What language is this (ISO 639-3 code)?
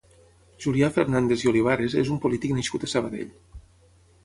cat